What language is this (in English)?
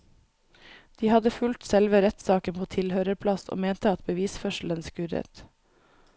Norwegian